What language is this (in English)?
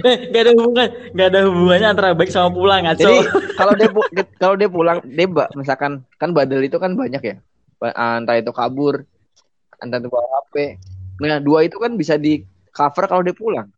Indonesian